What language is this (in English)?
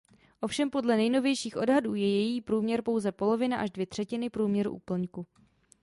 Czech